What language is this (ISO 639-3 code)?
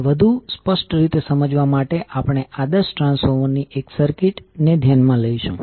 guj